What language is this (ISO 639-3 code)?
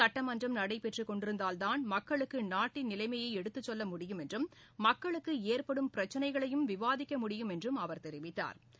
tam